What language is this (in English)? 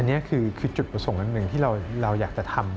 Thai